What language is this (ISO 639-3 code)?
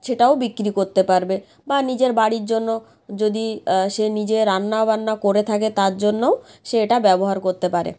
ben